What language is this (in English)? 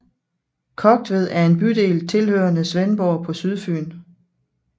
Danish